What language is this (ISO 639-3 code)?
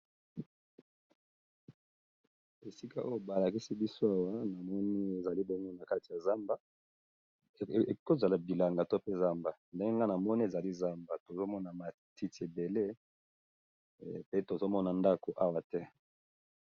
lin